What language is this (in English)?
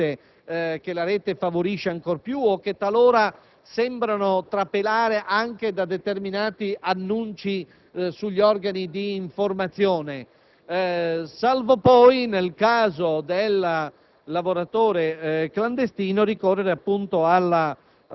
Italian